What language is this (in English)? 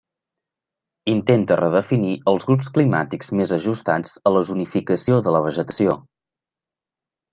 Catalan